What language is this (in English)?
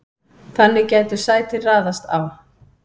Icelandic